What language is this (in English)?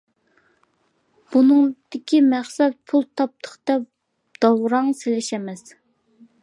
Uyghur